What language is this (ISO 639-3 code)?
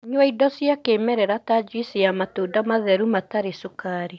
kik